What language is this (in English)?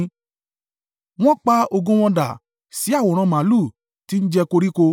Yoruba